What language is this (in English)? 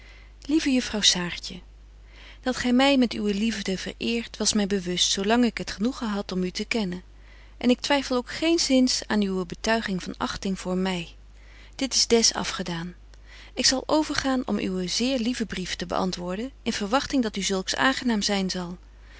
Dutch